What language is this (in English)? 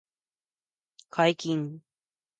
Japanese